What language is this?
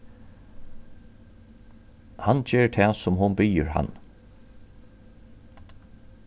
Faroese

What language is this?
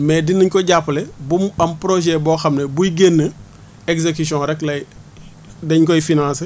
Wolof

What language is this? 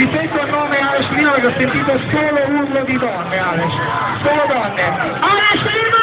Italian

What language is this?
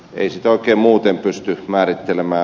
Finnish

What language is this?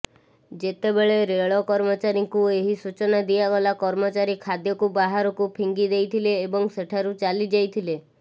Odia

